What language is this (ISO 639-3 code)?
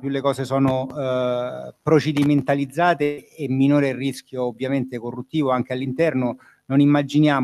ita